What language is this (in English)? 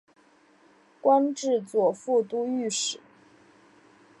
Chinese